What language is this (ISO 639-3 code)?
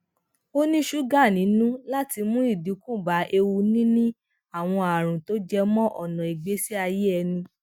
yor